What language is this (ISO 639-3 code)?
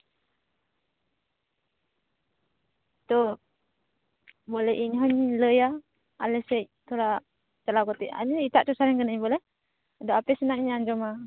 sat